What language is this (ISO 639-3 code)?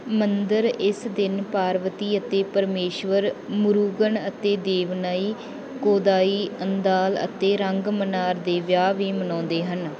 pan